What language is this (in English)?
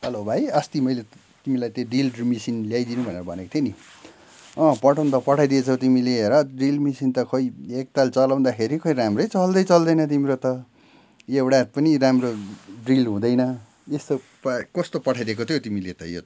Nepali